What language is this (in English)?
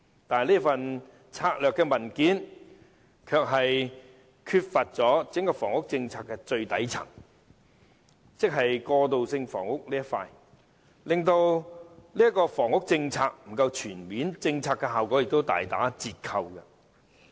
Cantonese